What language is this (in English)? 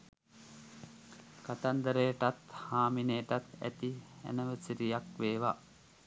Sinhala